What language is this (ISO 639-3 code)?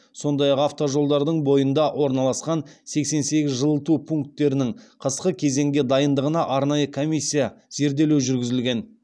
kaz